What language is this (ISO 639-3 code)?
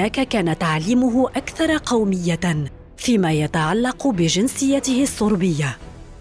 ara